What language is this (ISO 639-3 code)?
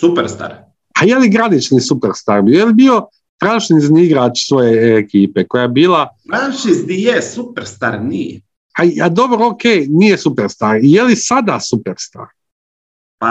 hrv